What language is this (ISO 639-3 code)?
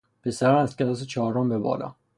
fas